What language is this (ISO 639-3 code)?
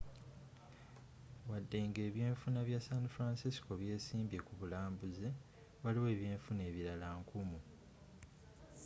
lug